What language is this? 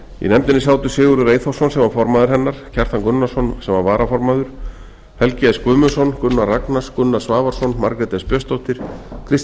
Icelandic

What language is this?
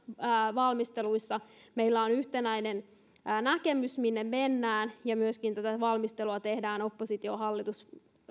Finnish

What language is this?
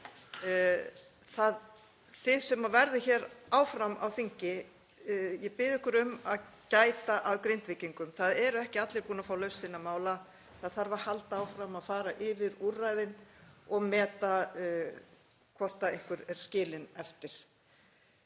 Icelandic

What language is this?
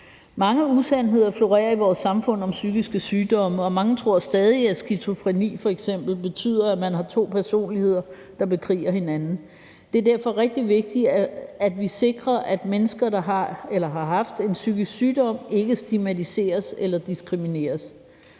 Danish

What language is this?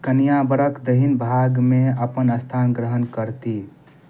Maithili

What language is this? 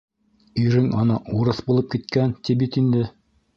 Bashkir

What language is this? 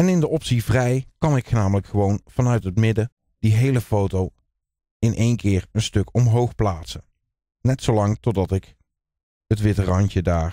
Dutch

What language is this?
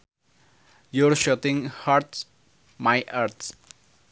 Sundanese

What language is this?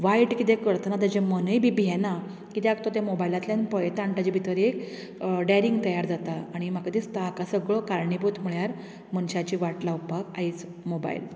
Konkani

